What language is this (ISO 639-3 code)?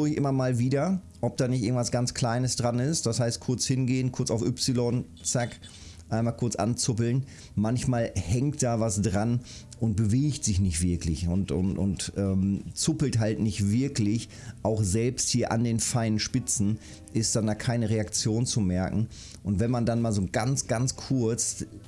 deu